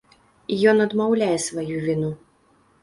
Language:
Belarusian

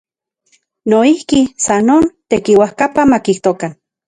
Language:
Central Puebla Nahuatl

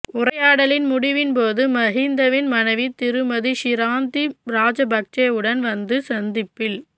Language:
Tamil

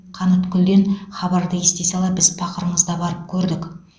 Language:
Kazakh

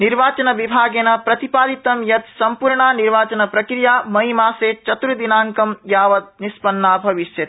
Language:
Sanskrit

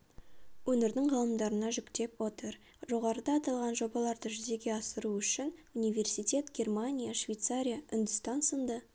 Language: Kazakh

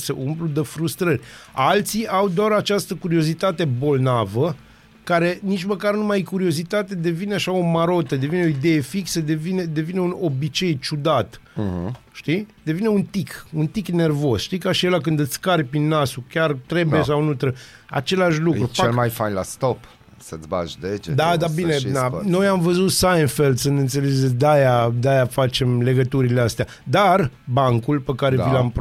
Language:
Romanian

